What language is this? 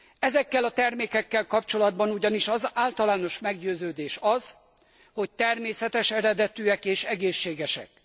Hungarian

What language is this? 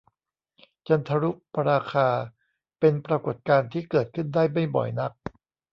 Thai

